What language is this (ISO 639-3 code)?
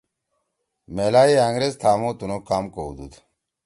trw